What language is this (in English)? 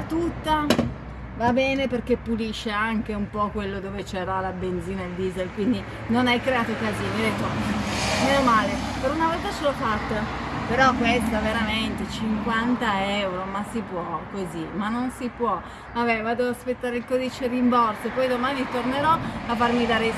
Italian